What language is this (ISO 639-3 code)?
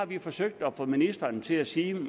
dan